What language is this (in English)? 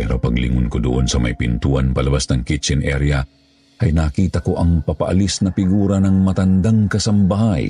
Filipino